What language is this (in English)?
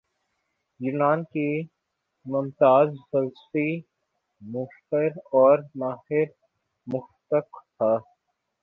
Urdu